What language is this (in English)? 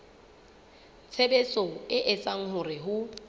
Southern Sotho